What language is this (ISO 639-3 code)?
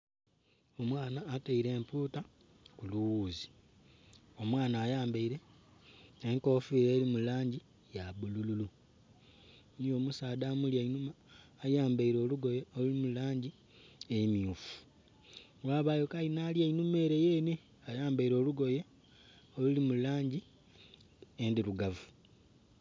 xog